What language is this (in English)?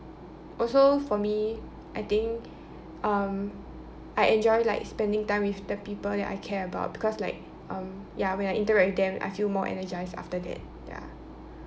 English